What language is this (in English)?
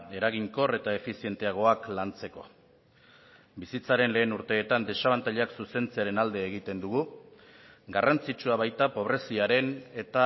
Basque